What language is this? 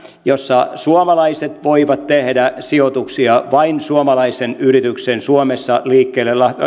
Finnish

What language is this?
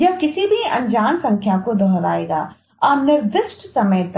Hindi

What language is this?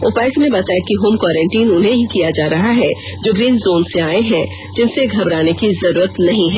Hindi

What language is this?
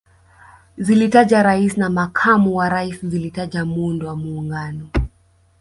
Swahili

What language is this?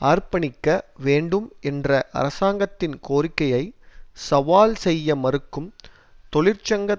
Tamil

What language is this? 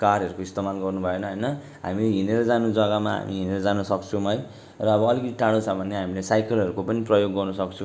Nepali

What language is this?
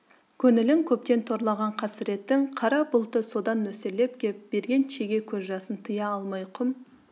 Kazakh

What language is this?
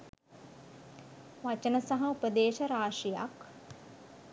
Sinhala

